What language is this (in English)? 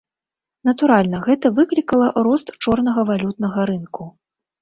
Belarusian